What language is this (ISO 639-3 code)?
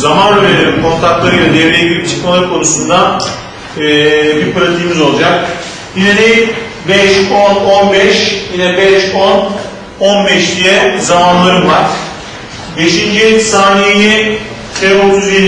tur